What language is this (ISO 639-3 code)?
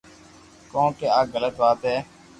lrk